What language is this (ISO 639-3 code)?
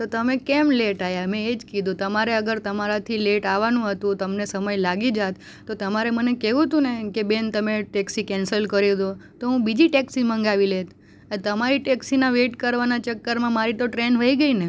guj